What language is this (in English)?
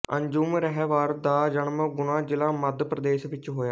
Punjabi